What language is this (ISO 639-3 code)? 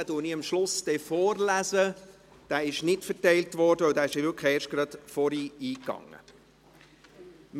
gsw